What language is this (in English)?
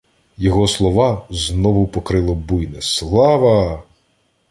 Ukrainian